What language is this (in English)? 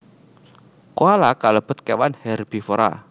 Javanese